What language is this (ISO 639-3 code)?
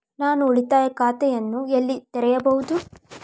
kan